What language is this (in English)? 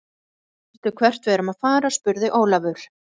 Icelandic